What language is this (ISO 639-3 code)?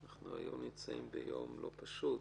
heb